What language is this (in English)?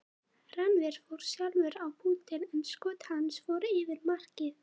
Icelandic